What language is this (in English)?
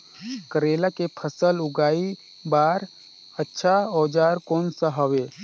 Chhattisgarhi